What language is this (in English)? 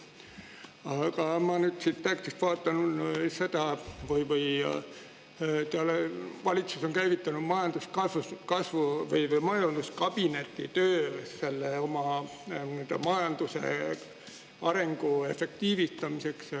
Estonian